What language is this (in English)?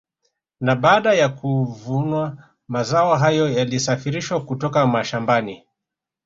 Swahili